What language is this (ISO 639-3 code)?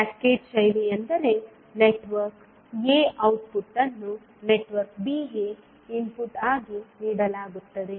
kan